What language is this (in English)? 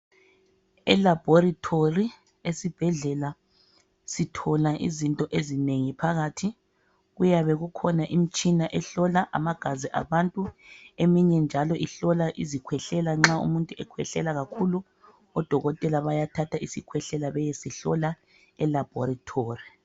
North Ndebele